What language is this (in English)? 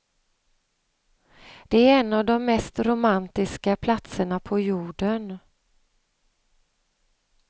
Swedish